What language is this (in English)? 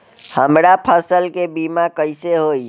Bhojpuri